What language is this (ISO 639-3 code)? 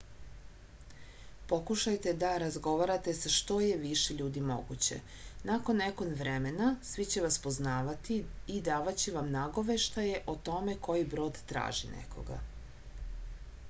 srp